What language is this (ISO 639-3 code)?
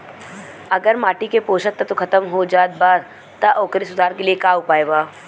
bho